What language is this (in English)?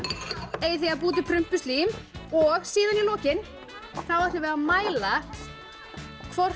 Icelandic